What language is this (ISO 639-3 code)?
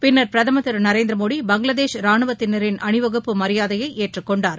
tam